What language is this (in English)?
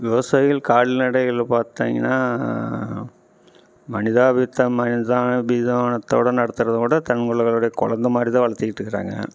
Tamil